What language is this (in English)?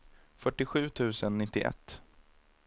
Swedish